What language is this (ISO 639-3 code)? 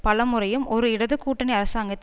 tam